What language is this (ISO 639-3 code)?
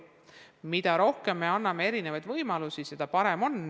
est